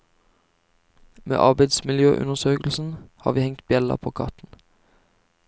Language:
Norwegian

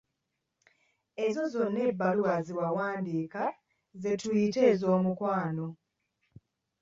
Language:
Ganda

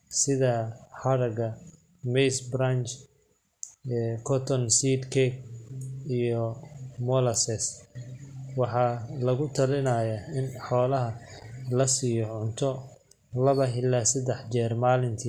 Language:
Somali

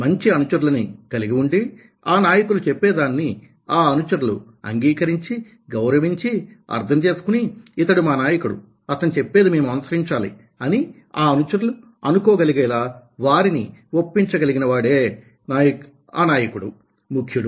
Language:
Telugu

